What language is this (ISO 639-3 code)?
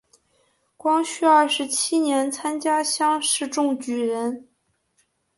zho